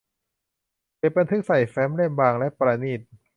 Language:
Thai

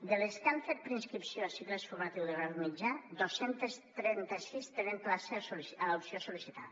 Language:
Catalan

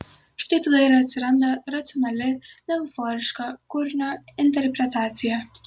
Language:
Lithuanian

